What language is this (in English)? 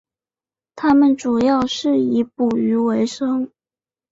Chinese